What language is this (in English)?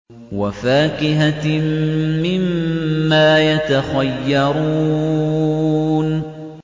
Arabic